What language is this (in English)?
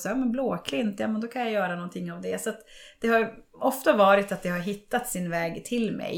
Swedish